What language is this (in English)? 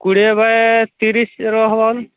Odia